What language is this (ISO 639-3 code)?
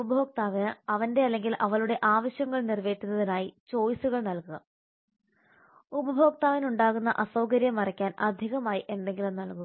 mal